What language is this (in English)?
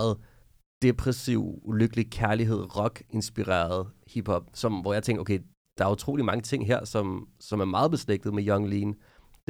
Danish